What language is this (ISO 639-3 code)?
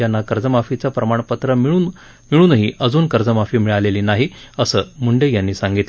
mar